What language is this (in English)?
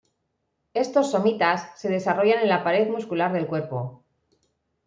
Spanish